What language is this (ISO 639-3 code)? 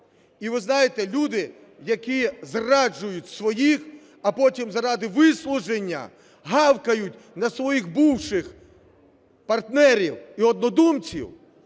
ukr